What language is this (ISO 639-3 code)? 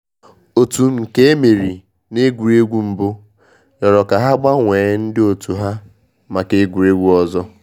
ibo